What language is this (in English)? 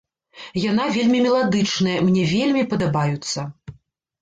Belarusian